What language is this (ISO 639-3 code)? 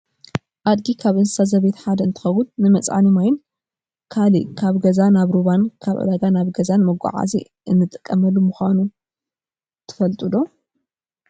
tir